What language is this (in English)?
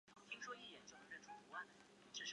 Chinese